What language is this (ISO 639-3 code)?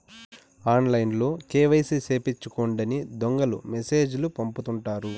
tel